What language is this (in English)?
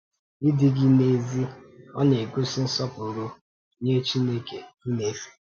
Igbo